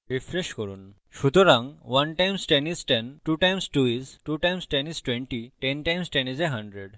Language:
Bangla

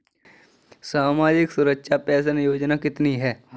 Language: Hindi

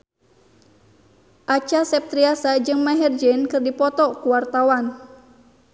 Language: Sundanese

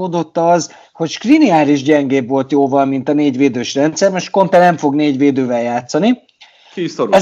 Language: Hungarian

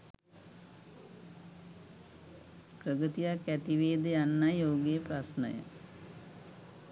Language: Sinhala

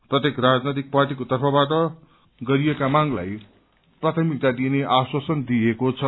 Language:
Nepali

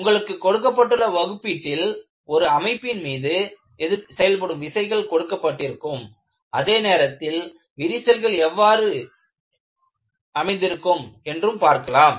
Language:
Tamil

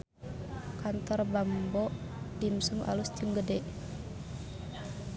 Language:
Sundanese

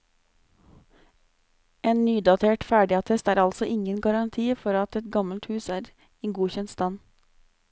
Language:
Norwegian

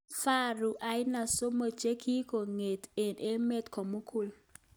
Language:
Kalenjin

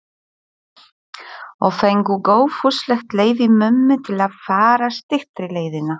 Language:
Icelandic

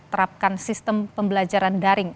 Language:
Indonesian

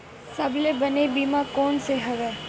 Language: Chhattisgarhi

